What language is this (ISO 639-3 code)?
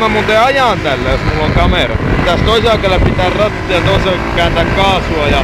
fin